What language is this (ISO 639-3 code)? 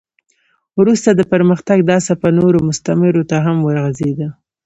pus